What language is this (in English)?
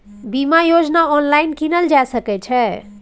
Maithili